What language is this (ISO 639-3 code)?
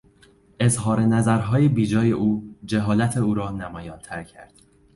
fas